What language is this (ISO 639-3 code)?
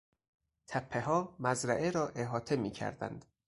fas